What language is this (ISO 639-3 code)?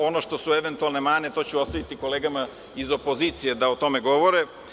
srp